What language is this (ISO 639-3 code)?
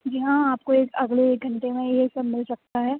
urd